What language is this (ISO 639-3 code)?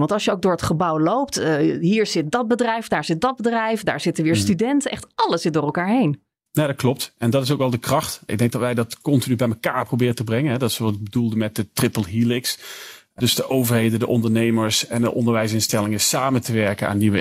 nld